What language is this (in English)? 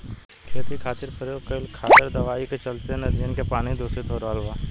Bhojpuri